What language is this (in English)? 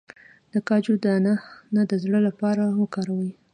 Pashto